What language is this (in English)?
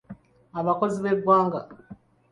Ganda